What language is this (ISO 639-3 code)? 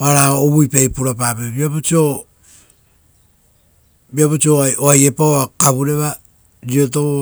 roo